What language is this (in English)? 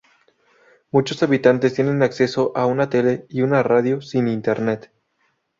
Spanish